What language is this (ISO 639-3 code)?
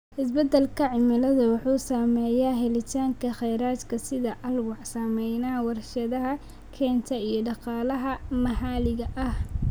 som